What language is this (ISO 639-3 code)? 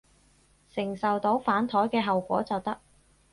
yue